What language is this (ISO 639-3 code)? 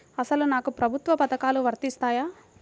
tel